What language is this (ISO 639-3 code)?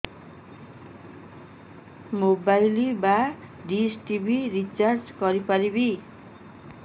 ori